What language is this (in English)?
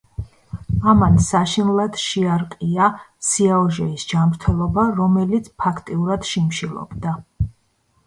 Georgian